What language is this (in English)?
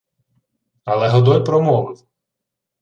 Ukrainian